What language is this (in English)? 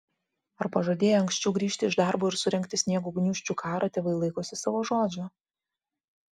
Lithuanian